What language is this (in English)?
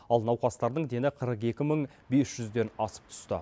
Kazakh